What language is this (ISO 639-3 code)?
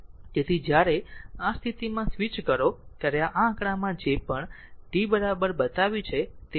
guj